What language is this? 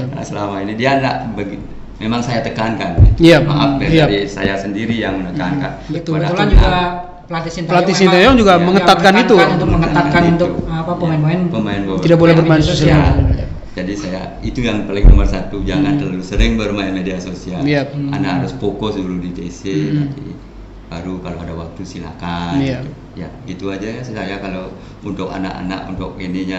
Indonesian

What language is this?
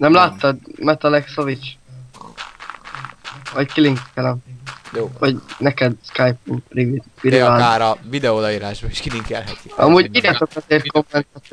Hungarian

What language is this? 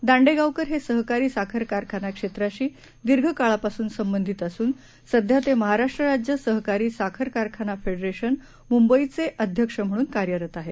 Marathi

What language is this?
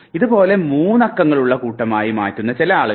Malayalam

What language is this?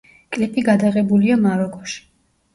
Georgian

